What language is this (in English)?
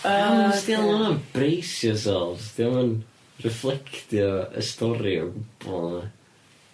Welsh